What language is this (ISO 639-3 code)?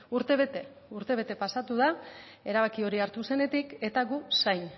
eus